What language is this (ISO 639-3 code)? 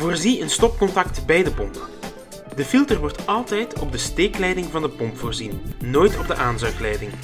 nld